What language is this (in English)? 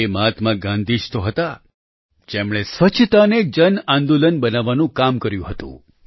Gujarati